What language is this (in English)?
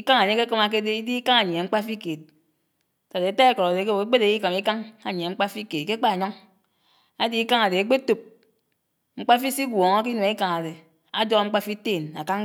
Anaang